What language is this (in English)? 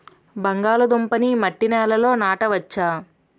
Telugu